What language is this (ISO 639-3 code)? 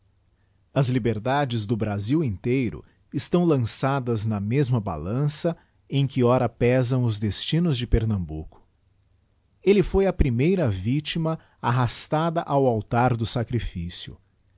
por